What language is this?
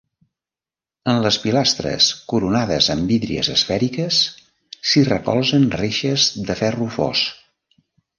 Catalan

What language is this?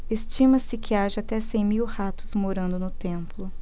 Portuguese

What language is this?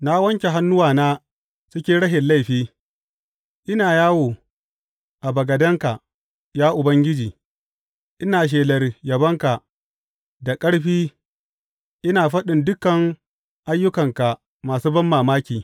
Hausa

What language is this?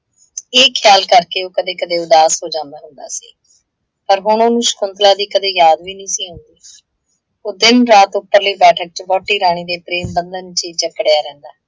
Punjabi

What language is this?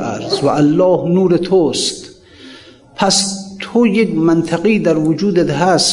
Persian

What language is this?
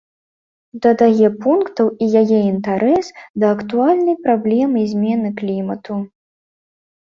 Belarusian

